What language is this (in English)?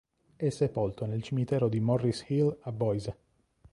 Italian